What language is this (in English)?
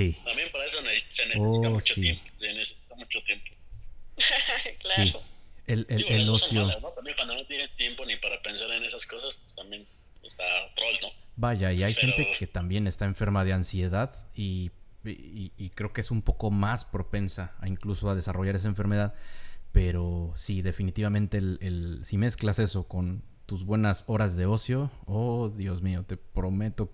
Spanish